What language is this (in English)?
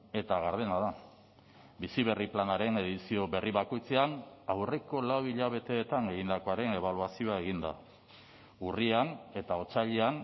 Basque